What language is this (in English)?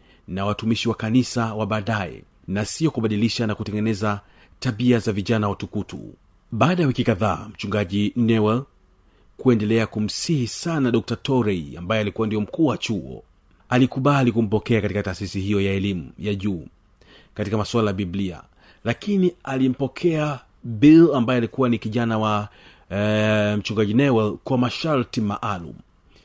Swahili